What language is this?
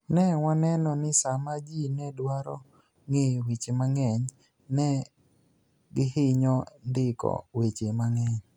Luo (Kenya and Tanzania)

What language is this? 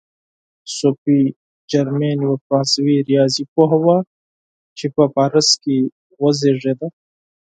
Pashto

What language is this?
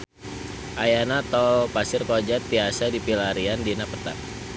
Sundanese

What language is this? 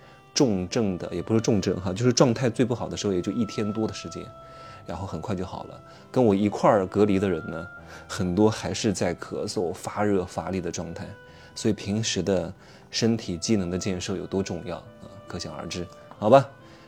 Chinese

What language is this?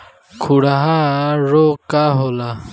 Bhojpuri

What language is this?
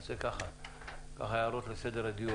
Hebrew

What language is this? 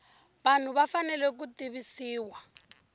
Tsonga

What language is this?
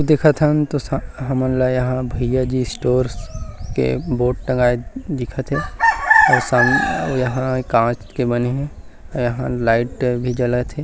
Chhattisgarhi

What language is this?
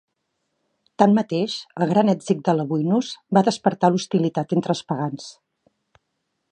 Catalan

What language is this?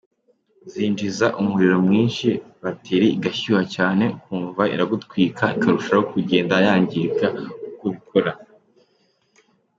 Kinyarwanda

